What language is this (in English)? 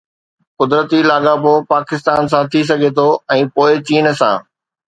Sindhi